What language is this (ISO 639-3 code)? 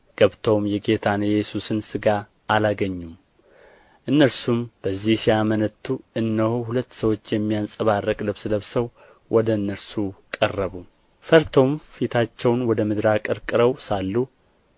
amh